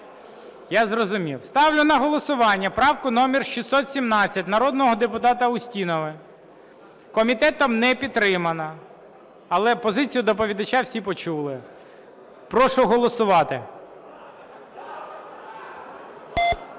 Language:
Ukrainian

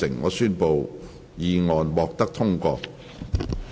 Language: Cantonese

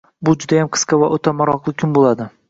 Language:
Uzbek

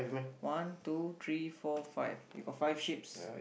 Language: English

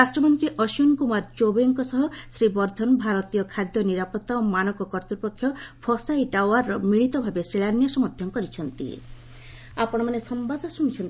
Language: Odia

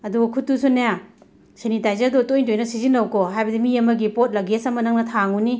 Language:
Manipuri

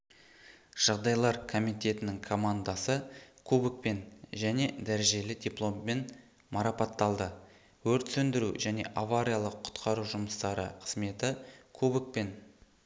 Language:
Kazakh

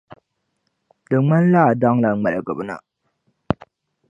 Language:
Dagbani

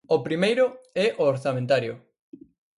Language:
Galician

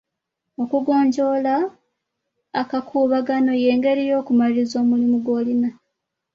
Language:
Ganda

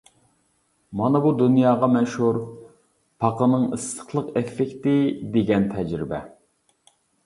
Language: Uyghur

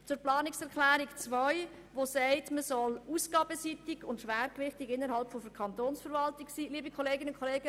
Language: Swiss German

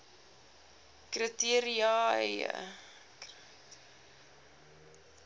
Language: Afrikaans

